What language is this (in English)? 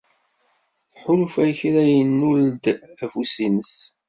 Kabyle